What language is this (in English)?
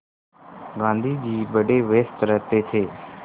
Hindi